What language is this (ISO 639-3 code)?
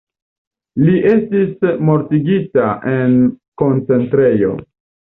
epo